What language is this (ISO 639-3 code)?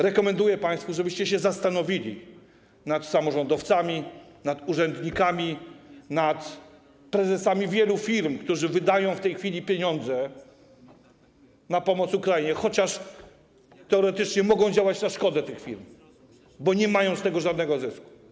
pol